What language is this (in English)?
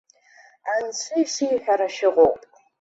Abkhazian